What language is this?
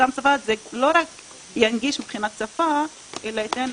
Hebrew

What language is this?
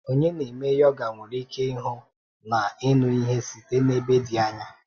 Igbo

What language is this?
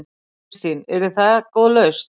Icelandic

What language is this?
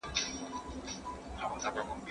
Pashto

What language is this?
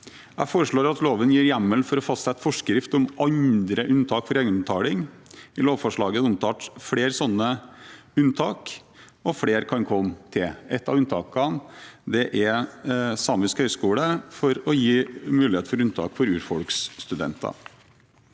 Norwegian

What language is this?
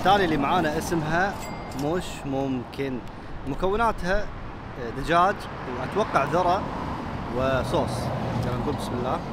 Arabic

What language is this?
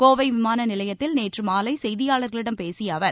Tamil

